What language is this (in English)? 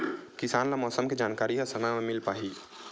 Chhattisgarhi